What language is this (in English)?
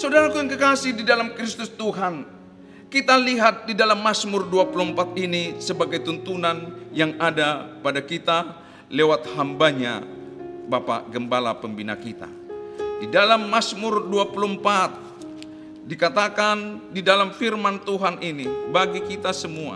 Indonesian